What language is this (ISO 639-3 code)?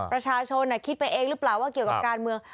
tha